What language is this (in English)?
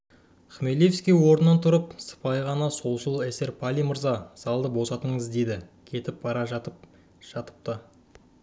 Kazakh